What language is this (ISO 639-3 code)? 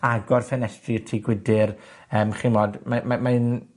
cym